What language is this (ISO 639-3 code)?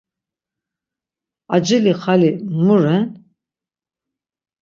lzz